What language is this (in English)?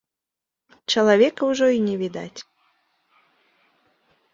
Belarusian